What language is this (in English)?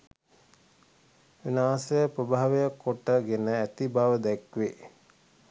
Sinhala